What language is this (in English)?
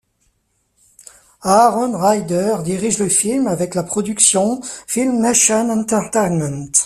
French